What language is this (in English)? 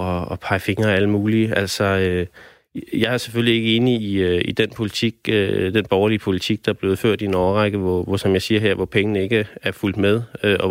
Danish